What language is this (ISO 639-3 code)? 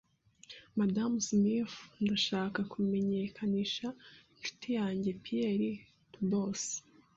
kin